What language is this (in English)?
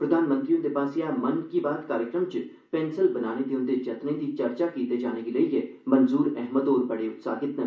Dogri